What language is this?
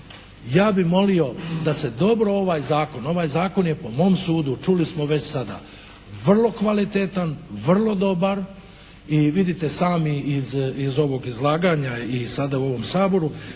Croatian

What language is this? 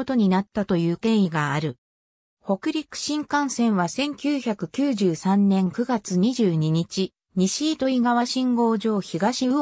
Japanese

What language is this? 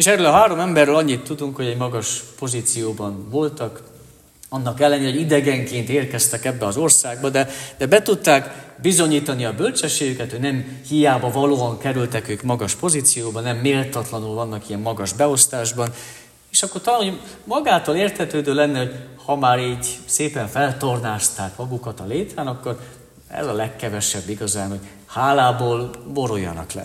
Hungarian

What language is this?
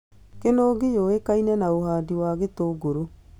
Kikuyu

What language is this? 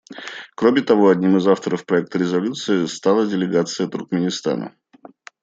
Russian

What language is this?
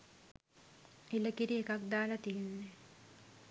Sinhala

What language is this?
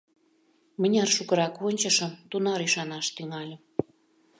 Mari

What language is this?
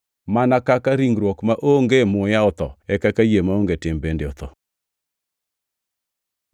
Luo (Kenya and Tanzania)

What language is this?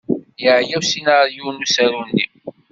Kabyle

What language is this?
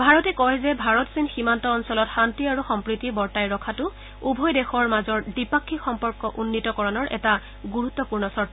Assamese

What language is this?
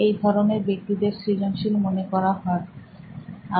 Bangla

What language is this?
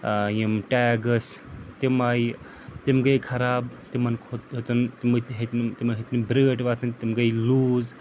Kashmiri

